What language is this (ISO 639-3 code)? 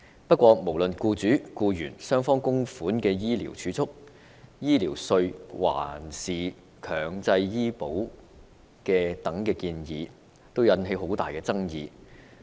yue